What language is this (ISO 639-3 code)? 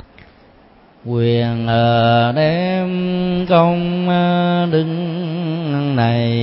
vie